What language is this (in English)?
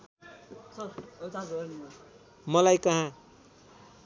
Nepali